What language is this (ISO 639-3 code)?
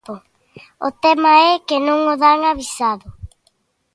glg